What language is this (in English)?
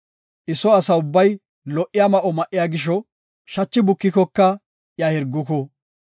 Gofa